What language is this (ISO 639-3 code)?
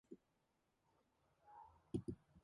mon